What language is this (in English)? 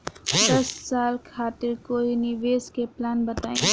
Bhojpuri